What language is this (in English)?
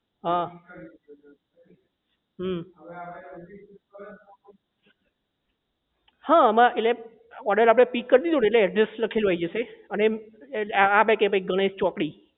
Gujarati